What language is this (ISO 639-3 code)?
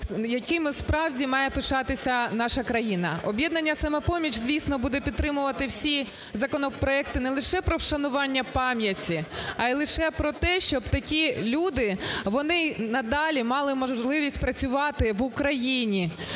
ukr